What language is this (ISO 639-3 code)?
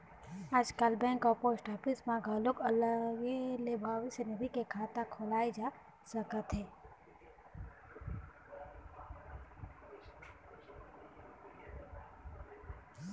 hne